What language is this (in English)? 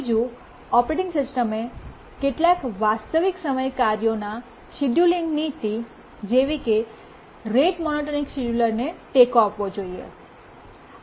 Gujarati